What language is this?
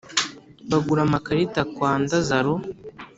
Kinyarwanda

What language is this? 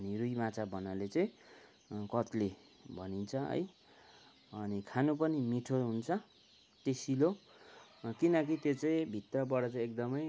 Nepali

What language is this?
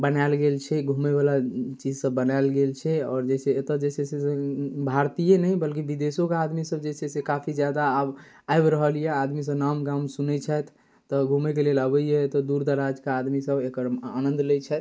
Maithili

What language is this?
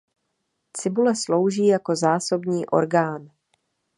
Czech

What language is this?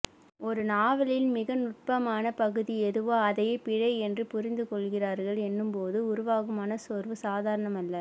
Tamil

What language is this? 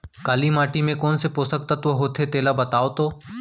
Chhattisgarhi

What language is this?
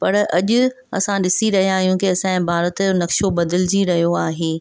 Sindhi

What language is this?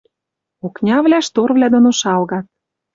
Western Mari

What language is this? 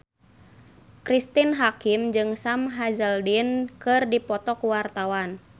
Sundanese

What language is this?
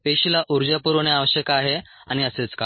Marathi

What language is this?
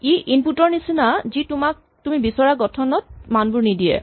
Assamese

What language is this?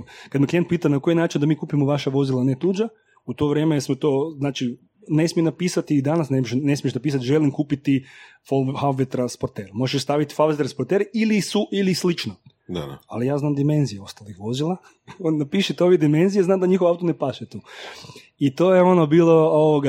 Croatian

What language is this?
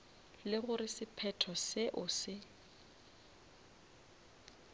Northern Sotho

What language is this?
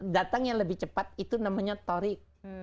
Indonesian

